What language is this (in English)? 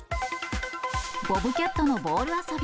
Japanese